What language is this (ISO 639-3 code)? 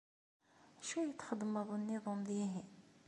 kab